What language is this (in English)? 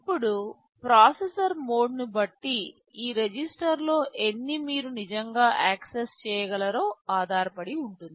Telugu